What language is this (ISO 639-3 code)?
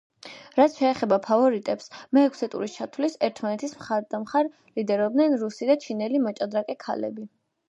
kat